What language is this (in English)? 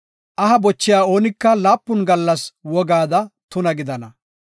Gofa